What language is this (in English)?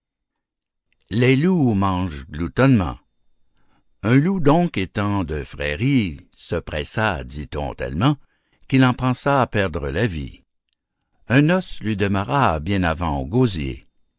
French